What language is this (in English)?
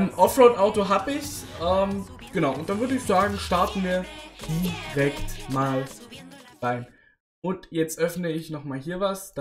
German